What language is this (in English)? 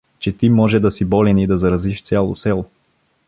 Bulgarian